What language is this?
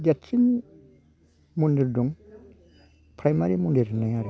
Bodo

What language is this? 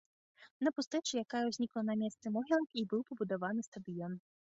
Belarusian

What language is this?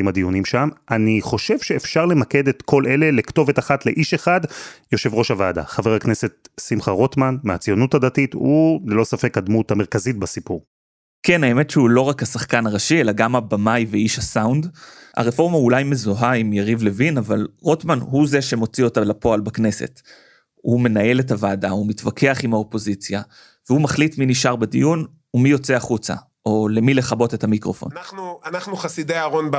Hebrew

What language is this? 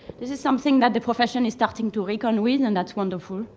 English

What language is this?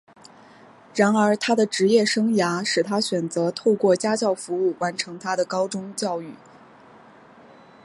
Chinese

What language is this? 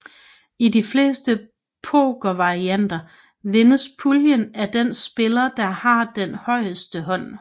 Danish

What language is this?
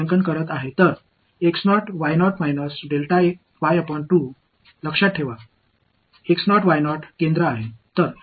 Tamil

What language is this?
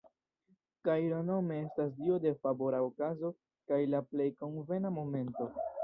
Esperanto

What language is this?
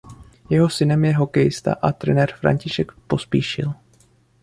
Czech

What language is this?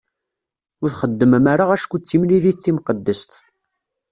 Kabyle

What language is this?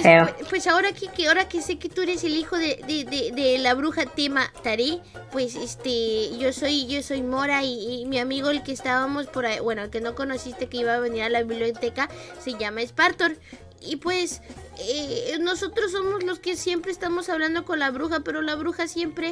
Spanish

